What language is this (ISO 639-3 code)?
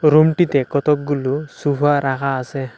ben